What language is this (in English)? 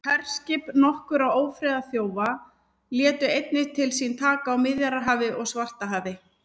Icelandic